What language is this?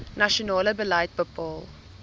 Afrikaans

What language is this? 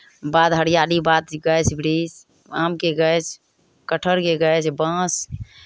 Maithili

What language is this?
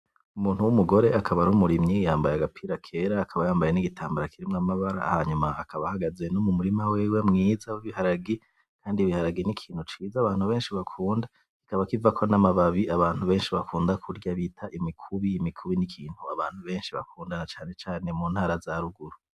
Rundi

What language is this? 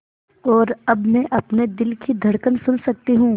Hindi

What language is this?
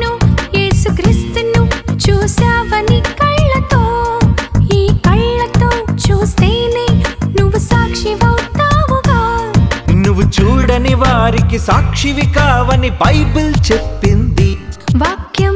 Telugu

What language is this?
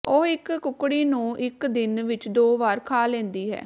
Punjabi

